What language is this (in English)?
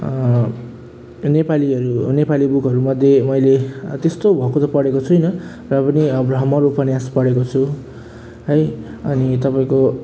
Nepali